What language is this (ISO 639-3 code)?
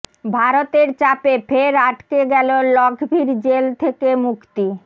ben